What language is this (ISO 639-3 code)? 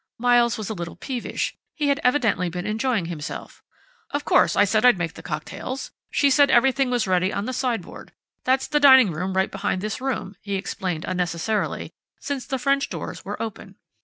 eng